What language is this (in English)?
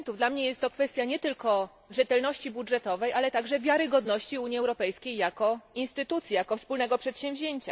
Polish